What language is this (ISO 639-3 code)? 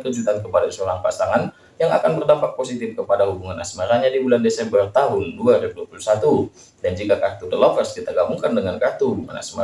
ind